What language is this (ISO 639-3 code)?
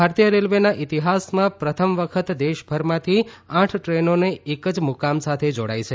guj